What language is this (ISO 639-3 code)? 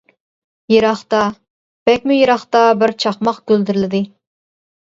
uig